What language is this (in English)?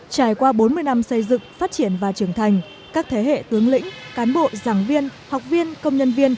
Vietnamese